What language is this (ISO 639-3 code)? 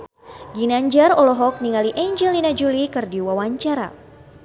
sun